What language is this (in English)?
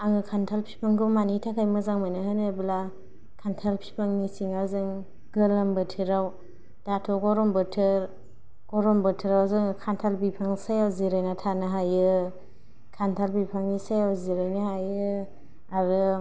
Bodo